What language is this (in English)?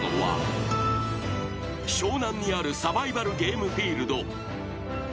Japanese